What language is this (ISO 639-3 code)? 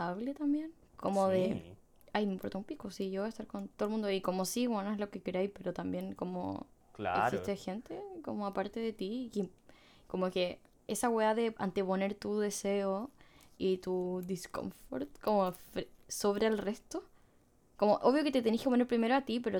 spa